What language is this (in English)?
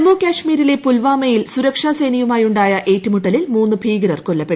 Malayalam